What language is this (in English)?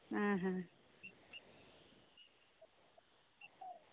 Santali